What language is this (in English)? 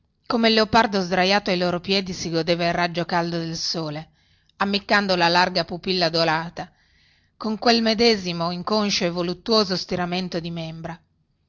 Italian